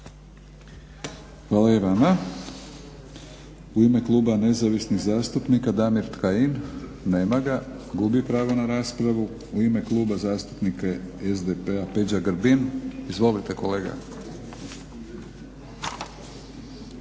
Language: Croatian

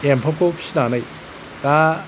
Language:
Bodo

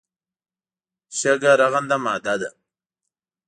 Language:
Pashto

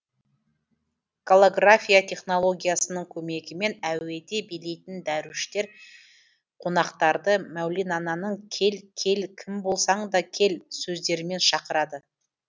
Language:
Kazakh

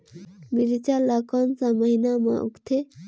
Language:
Chhattisgarhi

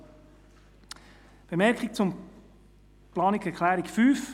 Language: Swiss German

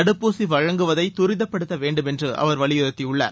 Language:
Tamil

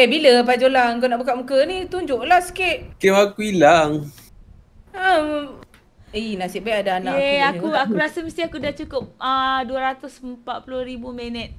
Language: Malay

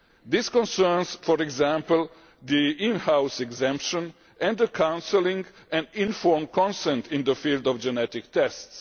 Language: English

